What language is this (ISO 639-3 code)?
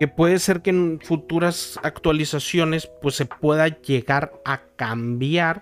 spa